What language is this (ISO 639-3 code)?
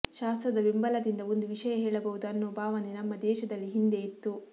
kan